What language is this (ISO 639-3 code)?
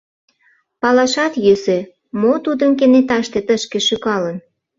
chm